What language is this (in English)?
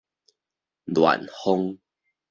Min Nan Chinese